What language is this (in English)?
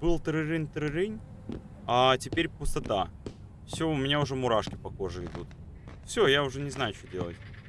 Russian